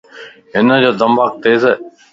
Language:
Lasi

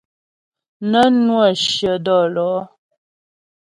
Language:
Ghomala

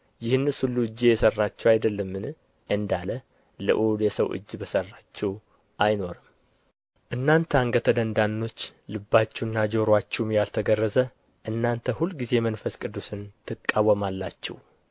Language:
Amharic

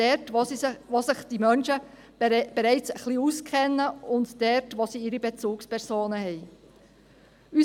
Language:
Swiss German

